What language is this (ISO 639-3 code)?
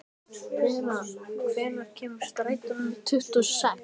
isl